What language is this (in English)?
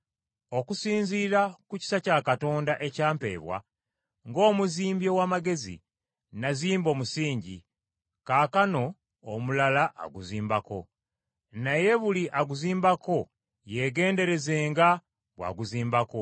Ganda